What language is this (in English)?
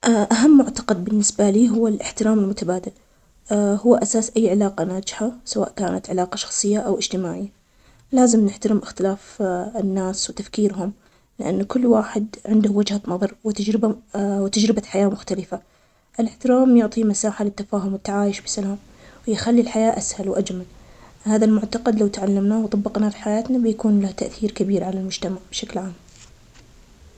Omani Arabic